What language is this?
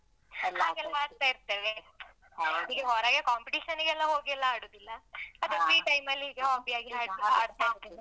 Kannada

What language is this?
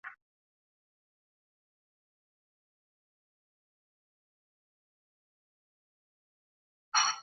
Chinese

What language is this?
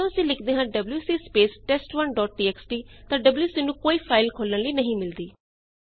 Punjabi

